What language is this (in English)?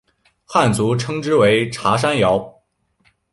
Chinese